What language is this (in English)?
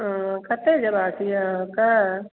Maithili